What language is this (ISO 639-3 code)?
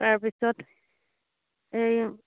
asm